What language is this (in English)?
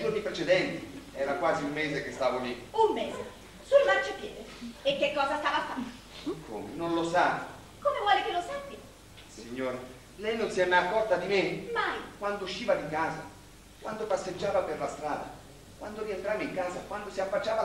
Italian